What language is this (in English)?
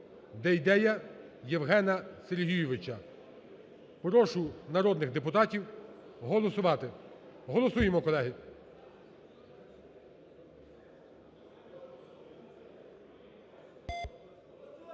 Ukrainian